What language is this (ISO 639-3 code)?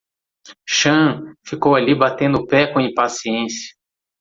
por